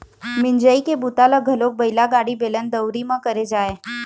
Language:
Chhattisgarhi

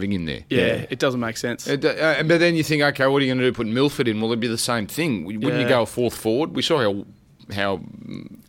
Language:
English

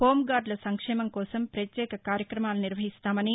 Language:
Telugu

